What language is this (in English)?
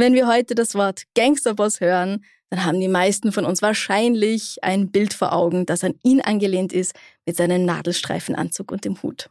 German